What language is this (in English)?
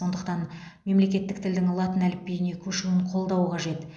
Kazakh